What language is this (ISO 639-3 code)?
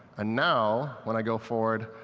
eng